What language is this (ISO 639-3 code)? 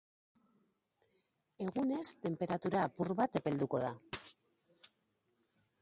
eus